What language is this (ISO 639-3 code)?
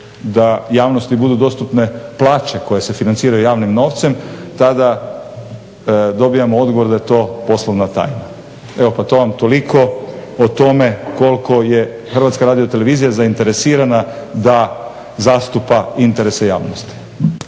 hrv